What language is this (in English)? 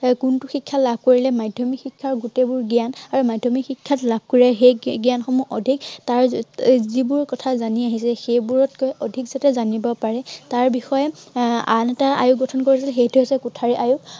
Assamese